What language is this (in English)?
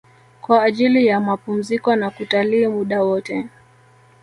Swahili